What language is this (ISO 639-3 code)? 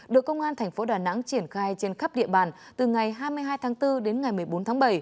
vie